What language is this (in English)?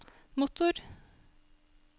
Norwegian